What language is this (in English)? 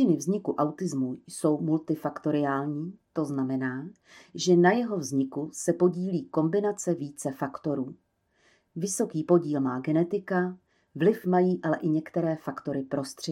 Czech